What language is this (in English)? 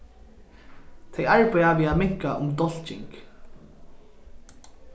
Faroese